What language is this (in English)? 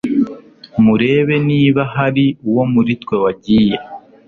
Kinyarwanda